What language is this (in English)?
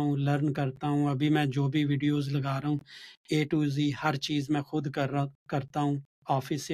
Urdu